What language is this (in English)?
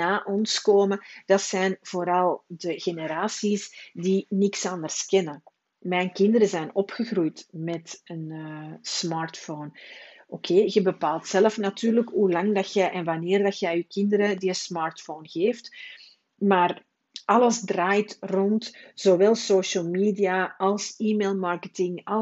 Dutch